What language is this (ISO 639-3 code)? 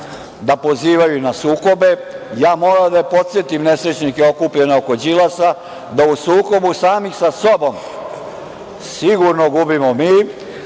srp